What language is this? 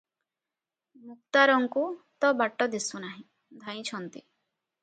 Odia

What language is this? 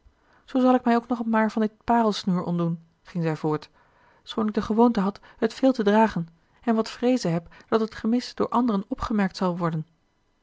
Dutch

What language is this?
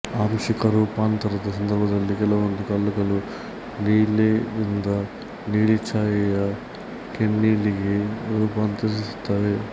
Kannada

